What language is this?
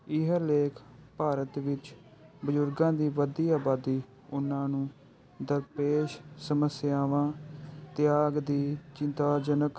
Punjabi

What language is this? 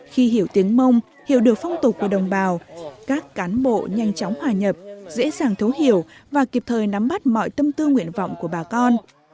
Vietnamese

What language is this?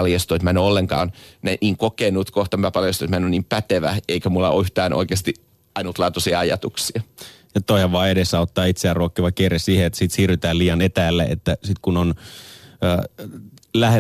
Finnish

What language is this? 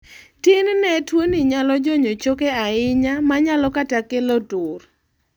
Luo (Kenya and Tanzania)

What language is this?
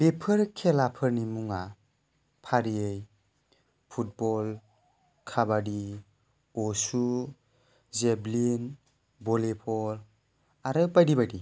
Bodo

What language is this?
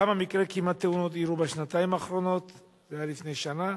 Hebrew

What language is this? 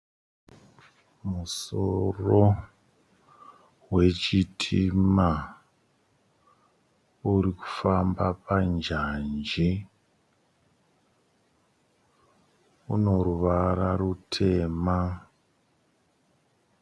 Shona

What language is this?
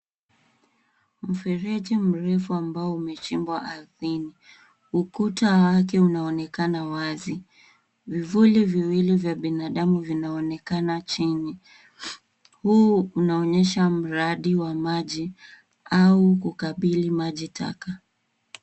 Swahili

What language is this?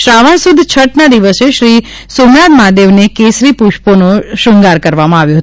Gujarati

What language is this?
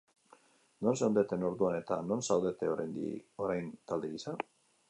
Basque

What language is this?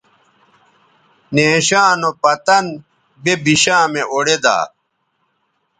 Bateri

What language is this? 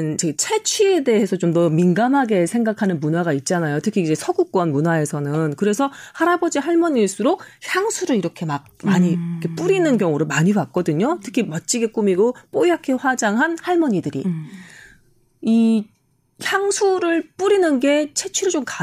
Korean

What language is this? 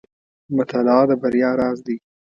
Pashto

